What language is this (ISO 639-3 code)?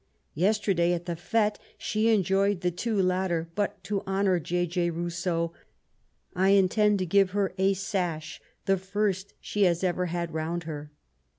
eng